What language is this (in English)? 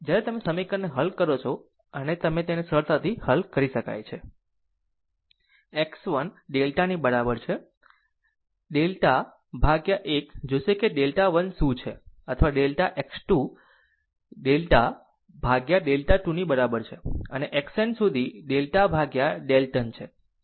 Gujarati